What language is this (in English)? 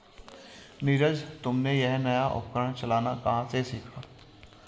Hindi